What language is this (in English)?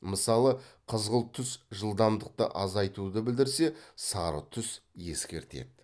Kazakh